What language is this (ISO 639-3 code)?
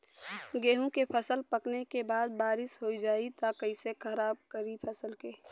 bho